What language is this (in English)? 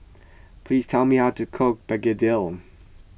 English